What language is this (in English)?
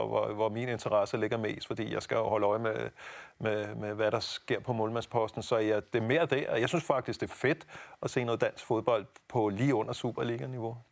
Danish